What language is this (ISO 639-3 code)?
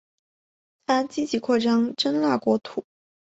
zho